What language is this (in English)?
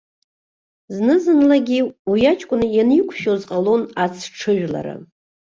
Abkhazian